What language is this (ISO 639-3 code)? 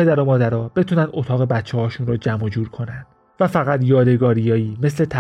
fas